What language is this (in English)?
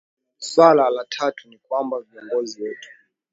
Swahili